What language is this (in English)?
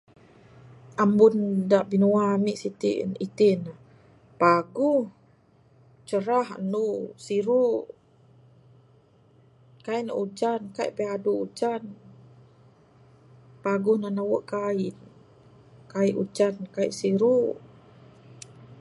Bukar-Sadung Bidayuh